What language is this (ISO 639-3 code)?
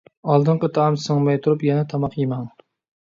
uig